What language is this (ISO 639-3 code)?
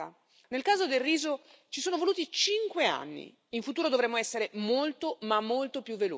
ita